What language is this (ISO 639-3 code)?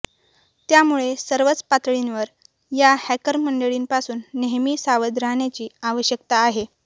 mar